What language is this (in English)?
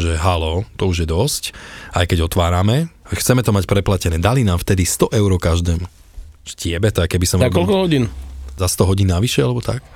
Slovak